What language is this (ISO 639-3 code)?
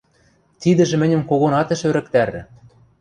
mrj